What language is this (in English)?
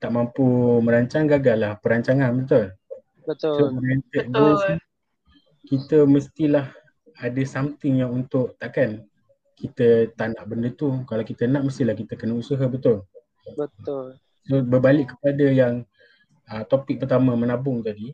Malay